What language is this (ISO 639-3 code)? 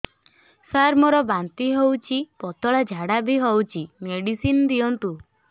ori